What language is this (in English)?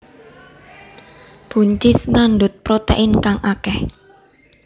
Javanese